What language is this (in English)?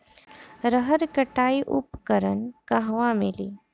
Bhojpuri